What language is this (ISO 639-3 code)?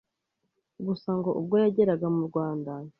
kin